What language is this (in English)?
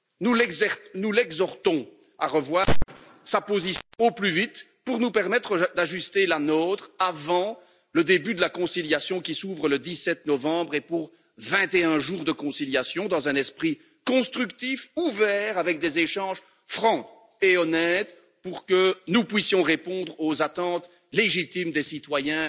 French